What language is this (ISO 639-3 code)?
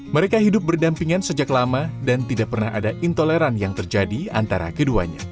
ind